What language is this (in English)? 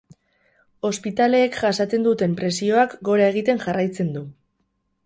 Basque